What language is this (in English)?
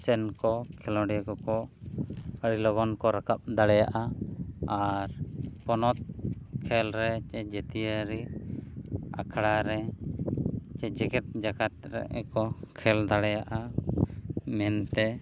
Santali